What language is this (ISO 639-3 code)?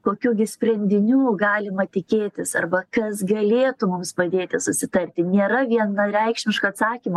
lit